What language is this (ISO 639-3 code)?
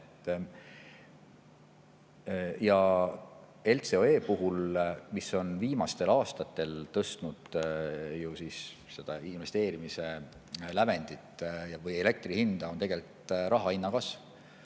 est